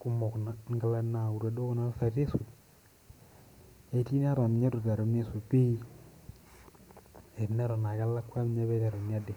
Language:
Masai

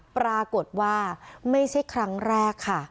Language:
Thai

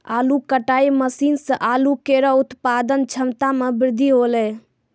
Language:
Maithili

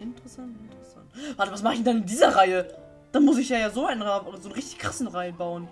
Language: German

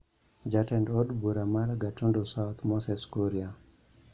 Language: Luo (Kenya and Tanzania)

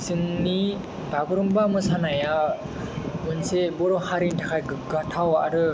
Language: Bodo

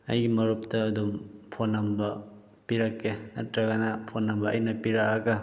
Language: Manipuri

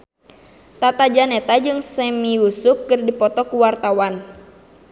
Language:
Sundanese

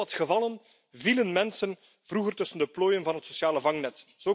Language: Dutch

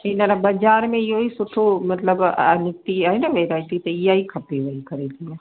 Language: Sindhi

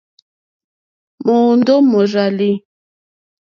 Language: Mokpwe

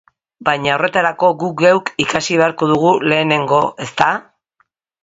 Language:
Basque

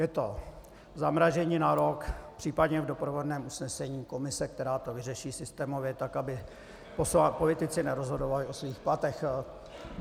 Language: Czech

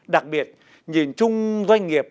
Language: Vietnamese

